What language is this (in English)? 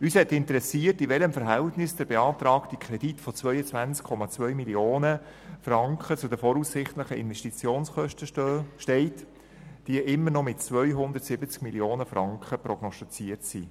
Swiss German